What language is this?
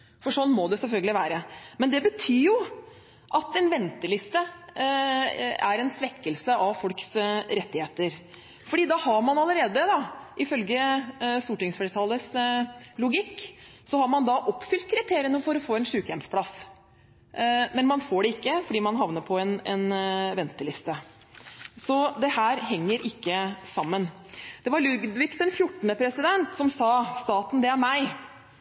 Norwegian Bokmål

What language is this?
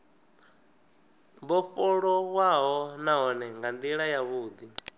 Venda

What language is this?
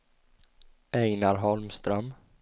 Swedish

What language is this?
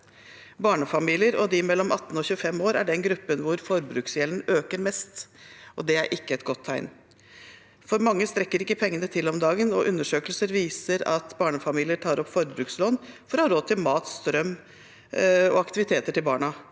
Norwegian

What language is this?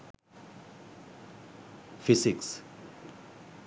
Sinhala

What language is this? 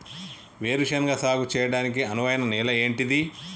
Telugu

